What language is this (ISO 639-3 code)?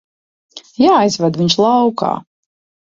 lav